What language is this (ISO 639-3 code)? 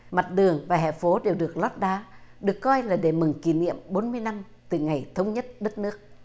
vie